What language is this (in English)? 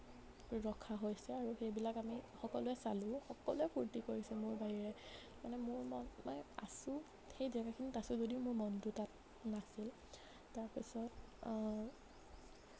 Assamese